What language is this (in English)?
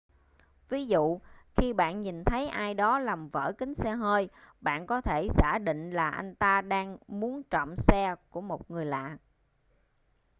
Vietnamese